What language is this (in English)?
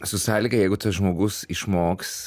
Lithuanian